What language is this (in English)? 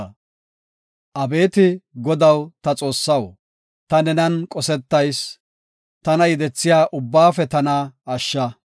Gofa